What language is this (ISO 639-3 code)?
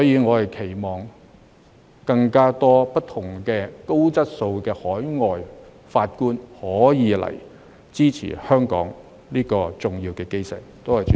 yue